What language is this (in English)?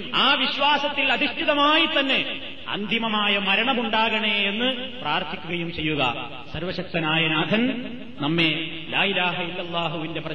Malayalam